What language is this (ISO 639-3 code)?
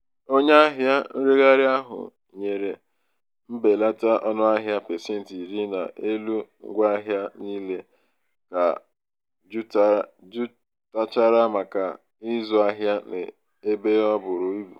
ibo